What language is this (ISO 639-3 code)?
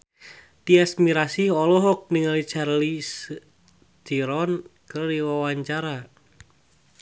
sun